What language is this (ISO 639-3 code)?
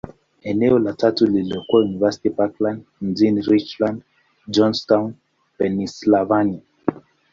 swa